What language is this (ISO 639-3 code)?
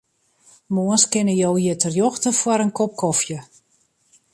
fry